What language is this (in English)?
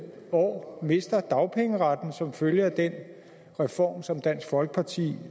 Danish